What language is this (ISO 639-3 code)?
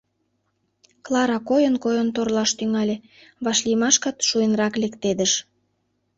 chm